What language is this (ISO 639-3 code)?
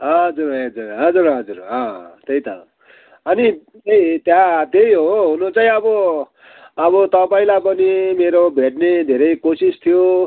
nep